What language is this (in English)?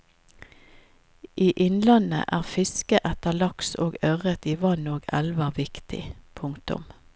Norwegian